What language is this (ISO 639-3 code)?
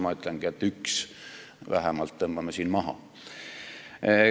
est